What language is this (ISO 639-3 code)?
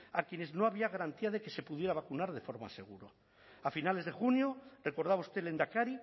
spa